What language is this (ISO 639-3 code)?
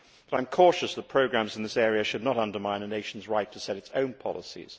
eng